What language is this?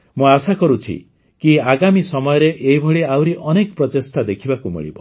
Odia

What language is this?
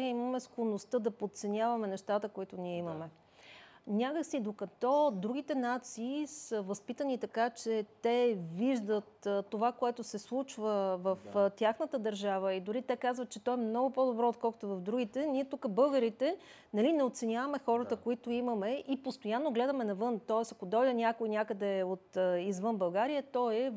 Bulgarian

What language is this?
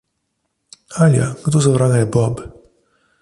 Slovenian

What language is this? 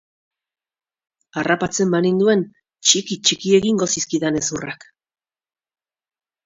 Basque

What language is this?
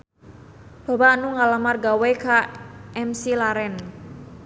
Sundanese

